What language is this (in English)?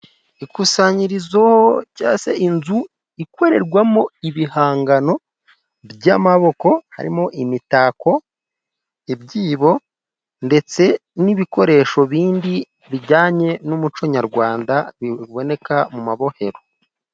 Kinyarwanda